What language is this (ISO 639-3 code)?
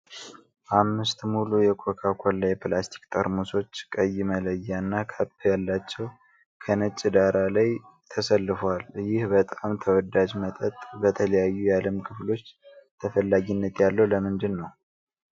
amh